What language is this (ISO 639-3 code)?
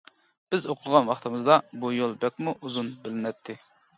uig